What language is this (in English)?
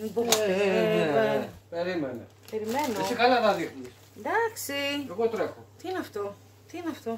Greek